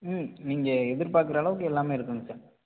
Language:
Tamil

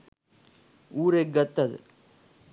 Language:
Sinhala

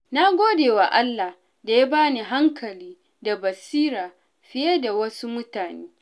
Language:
Hausa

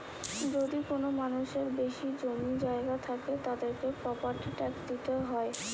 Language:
Bangla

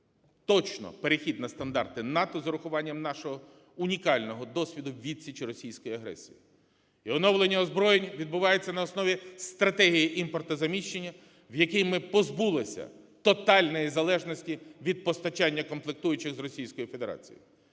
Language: Ukrainian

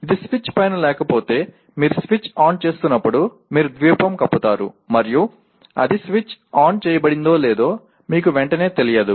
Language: Telugu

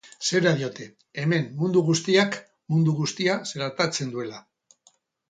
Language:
Basque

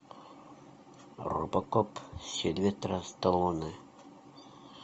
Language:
Russian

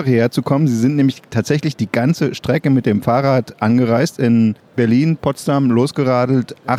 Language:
German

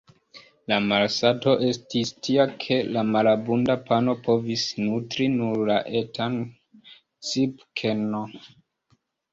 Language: Esperanto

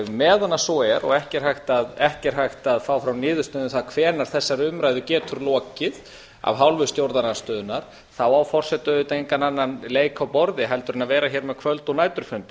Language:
Icelandic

